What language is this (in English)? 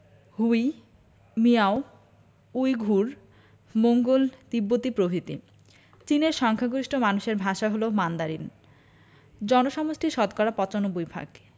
Bangla